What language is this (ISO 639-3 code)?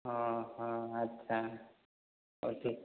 ori